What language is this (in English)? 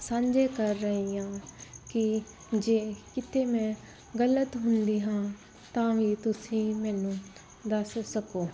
Punjabi